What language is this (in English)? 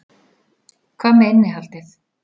Icelandic